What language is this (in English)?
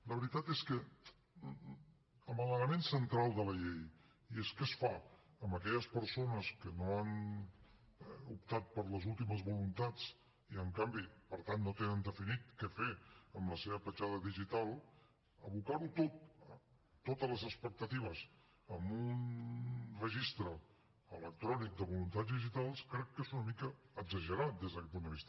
Catalan